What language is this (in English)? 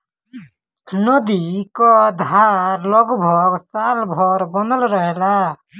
Bhojpuri